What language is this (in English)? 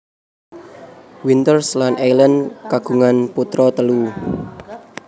Javanese